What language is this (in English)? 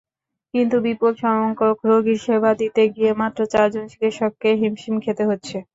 Bangla